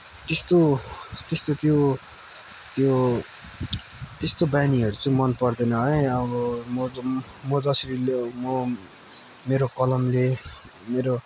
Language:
Nepali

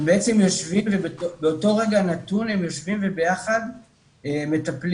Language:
Hebrew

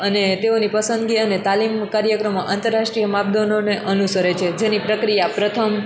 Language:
Gujarati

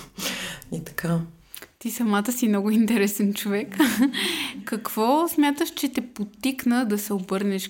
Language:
Bulgarian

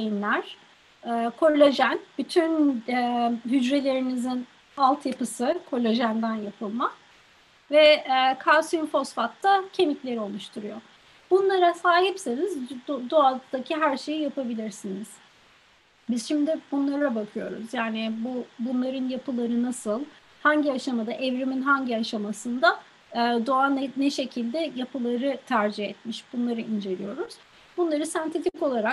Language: Turkish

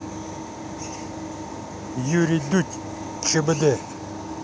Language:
Russian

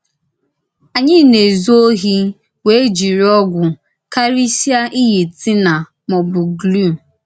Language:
Igbo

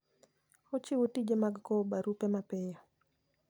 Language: Luo (Kenya and Tanzania)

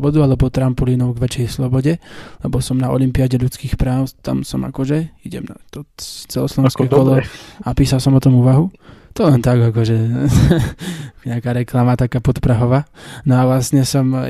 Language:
Slovak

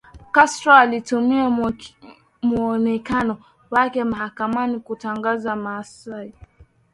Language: Swahili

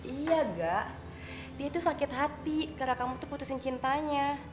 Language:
Indonesian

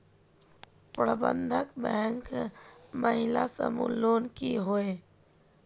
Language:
Magahi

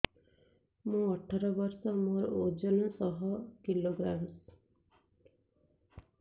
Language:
Odia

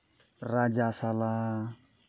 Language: Santali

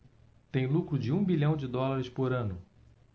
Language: Portuguese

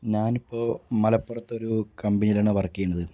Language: Malayalam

